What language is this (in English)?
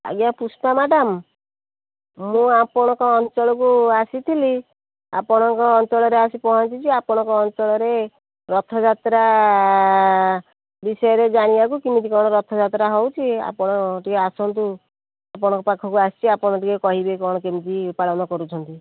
Odia